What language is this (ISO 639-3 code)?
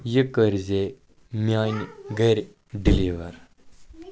kas